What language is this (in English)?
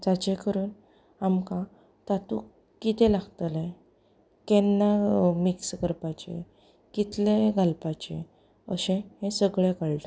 Konkani